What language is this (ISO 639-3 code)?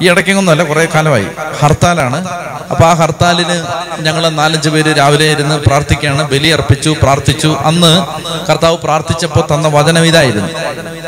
mal